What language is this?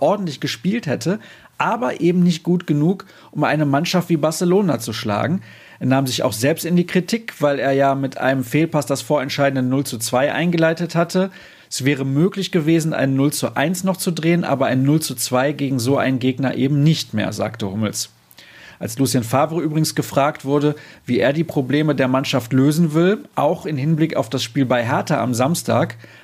German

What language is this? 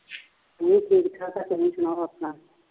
Punjabi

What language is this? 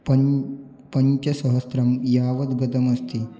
Sanskrit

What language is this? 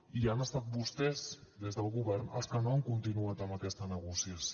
Catalan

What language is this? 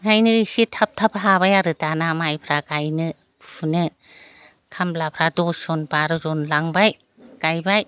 Bodo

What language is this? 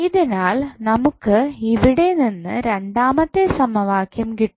Malayalam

